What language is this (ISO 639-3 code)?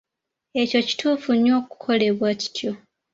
lug